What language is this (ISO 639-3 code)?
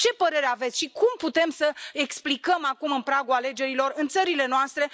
ron